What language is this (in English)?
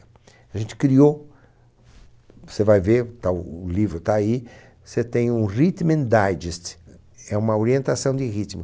Portuguese